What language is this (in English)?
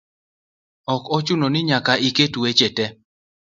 Luo (Kenya and Tanzania)